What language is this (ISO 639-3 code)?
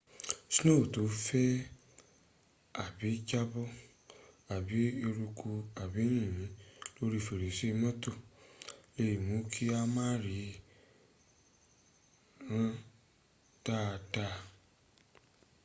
yor